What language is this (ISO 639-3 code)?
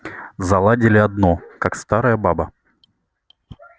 rus